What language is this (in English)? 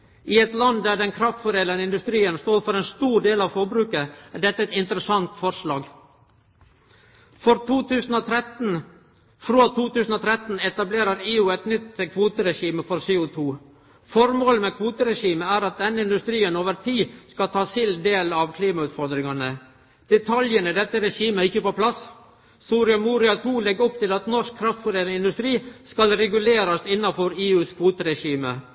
Norwegian Nynorsk